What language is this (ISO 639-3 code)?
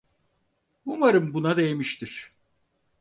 tur